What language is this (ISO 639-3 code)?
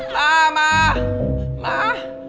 tha